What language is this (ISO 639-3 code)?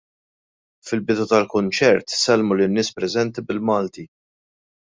mlt